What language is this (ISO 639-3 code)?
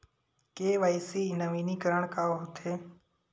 hne